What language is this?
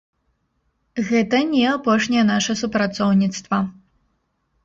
Belarusian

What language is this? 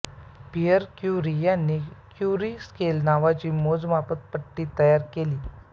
Marathi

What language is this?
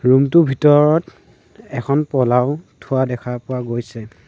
Assamese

